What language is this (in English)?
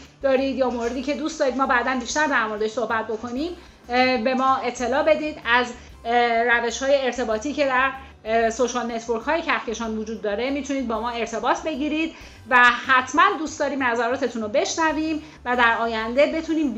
Persian